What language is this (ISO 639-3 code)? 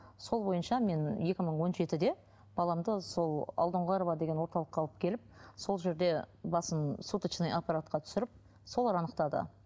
kaz